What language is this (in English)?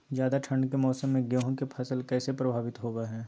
Magahi